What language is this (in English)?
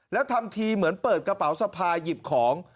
Thai